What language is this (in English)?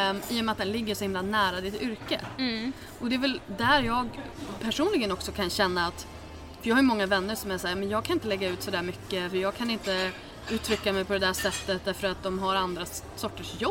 Swedish